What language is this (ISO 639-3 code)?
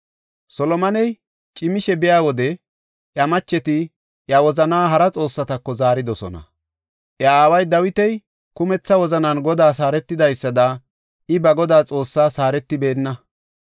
gof